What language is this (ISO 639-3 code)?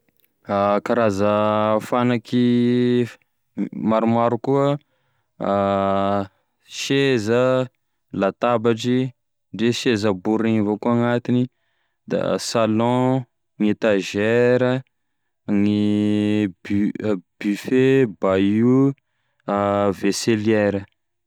tkg